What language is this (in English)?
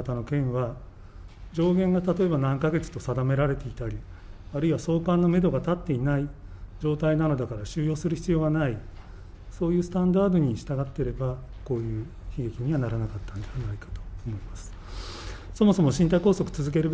Japanese